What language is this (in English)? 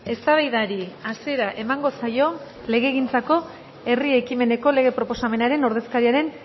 Basque